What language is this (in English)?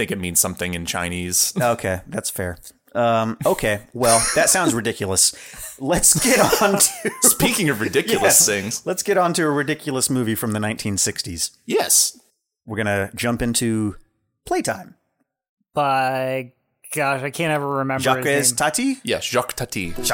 English